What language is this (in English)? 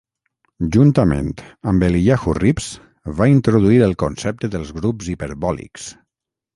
Catalan